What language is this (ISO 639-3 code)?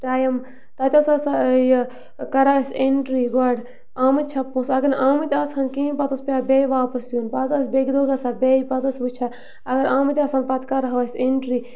kas